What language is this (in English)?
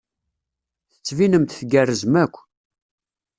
Kabyle